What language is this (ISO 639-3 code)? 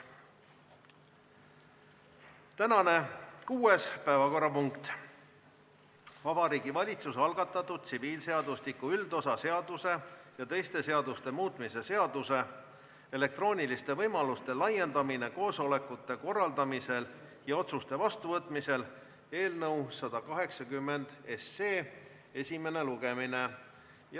est